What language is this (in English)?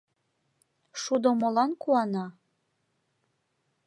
Mari